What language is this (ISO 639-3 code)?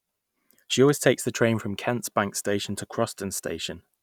eng